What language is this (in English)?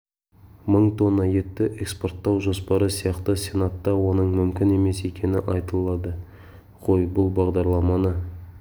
Kazakh